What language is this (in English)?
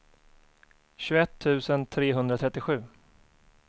Swedish